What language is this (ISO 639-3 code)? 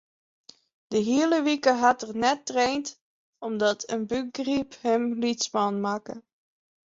fry